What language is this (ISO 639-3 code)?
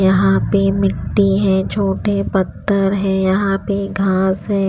hin